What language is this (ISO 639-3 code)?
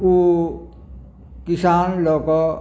mai